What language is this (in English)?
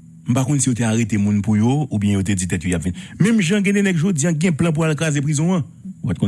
French